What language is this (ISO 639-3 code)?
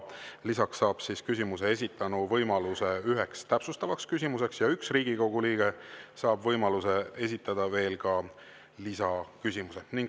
est